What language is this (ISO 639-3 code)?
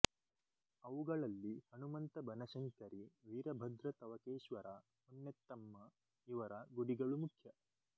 kan